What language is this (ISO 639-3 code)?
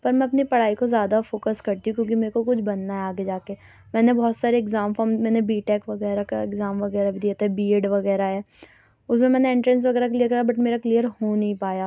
urd